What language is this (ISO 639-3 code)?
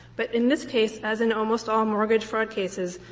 eng